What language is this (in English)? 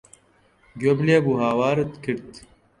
Central Kurdish